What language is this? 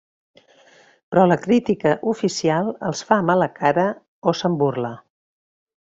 Catalan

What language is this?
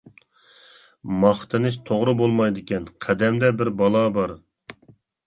Uyghur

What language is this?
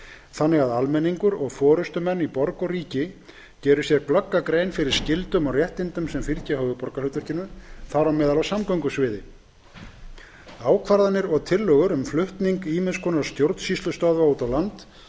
Icelandic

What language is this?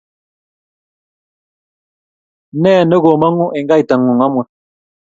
Kalenjin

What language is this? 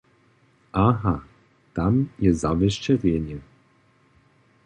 Upper Sorbian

